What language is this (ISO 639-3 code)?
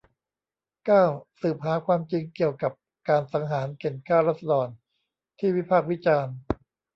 tha